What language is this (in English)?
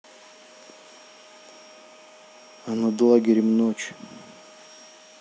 Russian